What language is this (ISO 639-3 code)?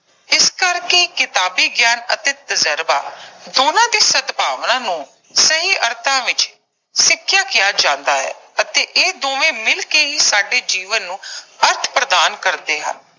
pan